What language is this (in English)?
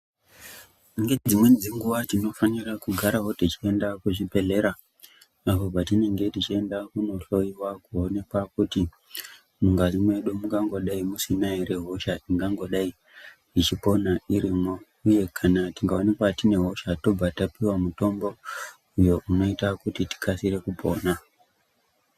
Ndau